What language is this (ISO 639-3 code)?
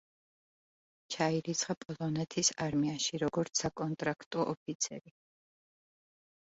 kat